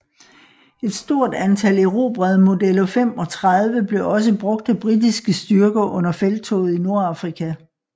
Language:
Danish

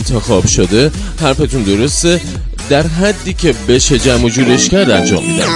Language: Persian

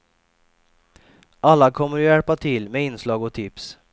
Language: Swedish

